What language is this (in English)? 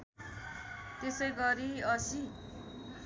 Nepali